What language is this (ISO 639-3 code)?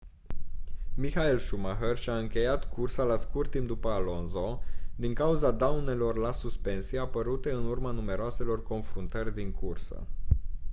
ron